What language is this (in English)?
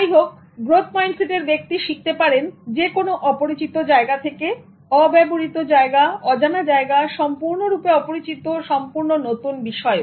Bangla